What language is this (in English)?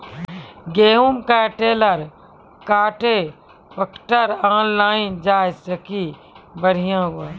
Maithili